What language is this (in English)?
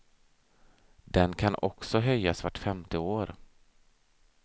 Swedish